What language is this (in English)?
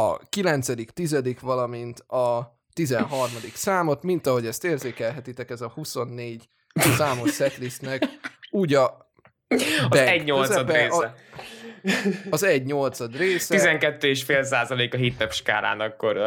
Hungarian